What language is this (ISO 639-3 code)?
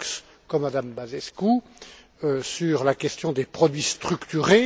fra